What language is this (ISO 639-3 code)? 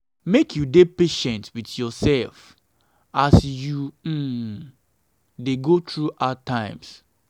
pcm